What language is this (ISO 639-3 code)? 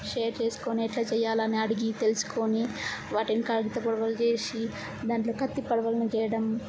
tel